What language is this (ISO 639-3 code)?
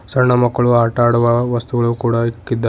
kan